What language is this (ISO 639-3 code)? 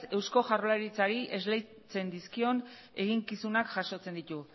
eus